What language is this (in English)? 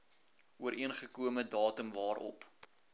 Afrikaans